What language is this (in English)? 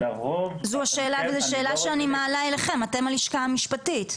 Hebrew